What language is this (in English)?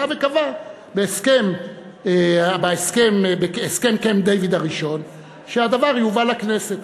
Hebrew